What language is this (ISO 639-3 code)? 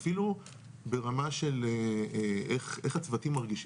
heb